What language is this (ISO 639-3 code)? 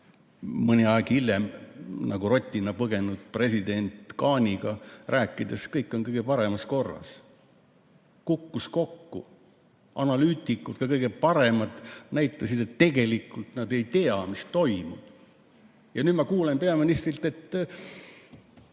est